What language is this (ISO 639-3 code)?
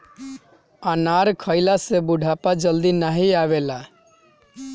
bho